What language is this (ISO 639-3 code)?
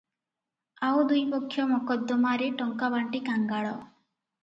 ori